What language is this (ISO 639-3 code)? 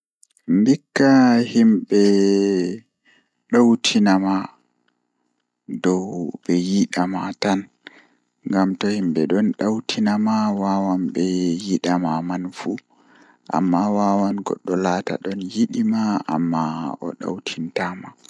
ful